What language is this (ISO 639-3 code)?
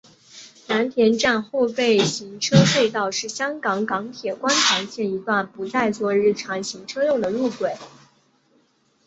zho